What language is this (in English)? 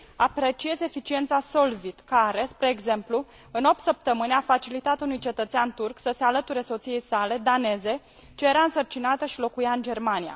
Romanian